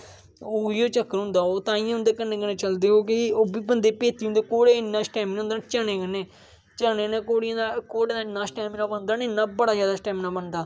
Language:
Dogri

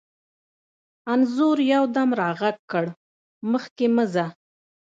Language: Pashto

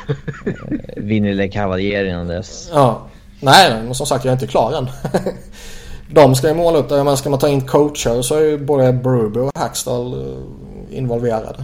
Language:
Swedish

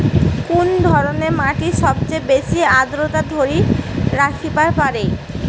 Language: Bangla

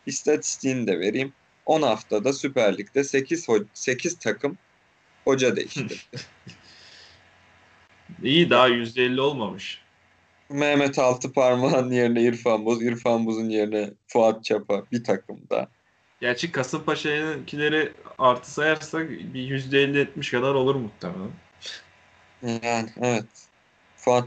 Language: Turkish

